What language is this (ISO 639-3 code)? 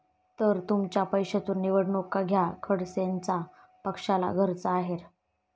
mar